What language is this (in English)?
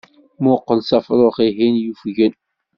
Kabyle